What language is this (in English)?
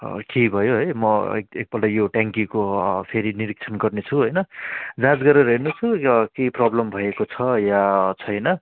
Nepali